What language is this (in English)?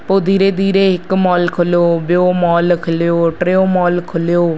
Sindhi